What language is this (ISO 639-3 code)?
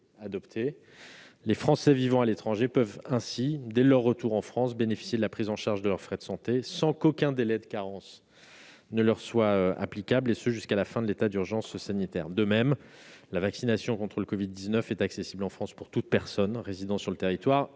fra